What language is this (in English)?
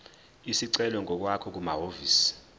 Zulu